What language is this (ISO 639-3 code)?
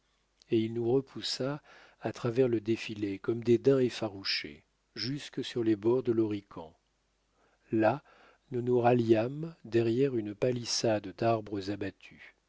fra